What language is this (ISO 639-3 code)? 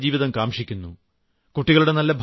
mal